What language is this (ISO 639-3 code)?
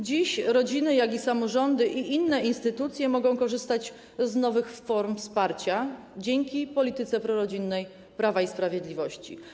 pol